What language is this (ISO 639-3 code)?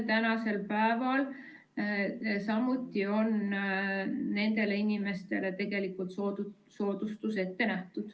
est